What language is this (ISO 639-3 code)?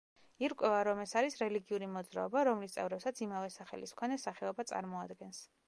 kat